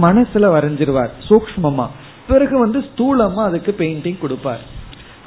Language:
Tamil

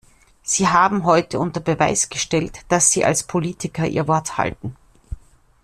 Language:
German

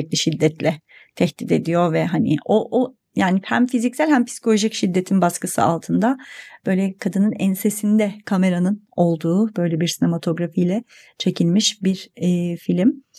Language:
Turkish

